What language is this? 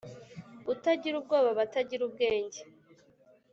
Kinyarwanda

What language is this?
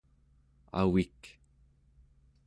Central Yupik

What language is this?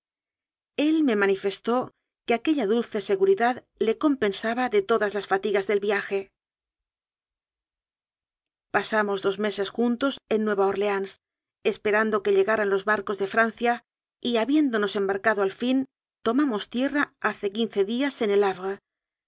Spanish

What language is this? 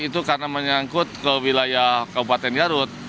Indonesian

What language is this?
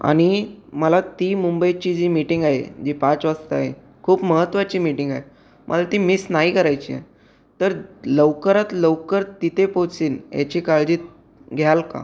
Marathi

